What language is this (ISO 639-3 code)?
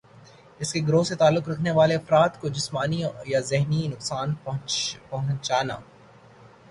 urd